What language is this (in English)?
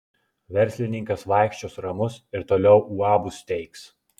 Lithuanian